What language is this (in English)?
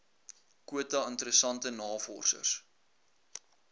Afrikaans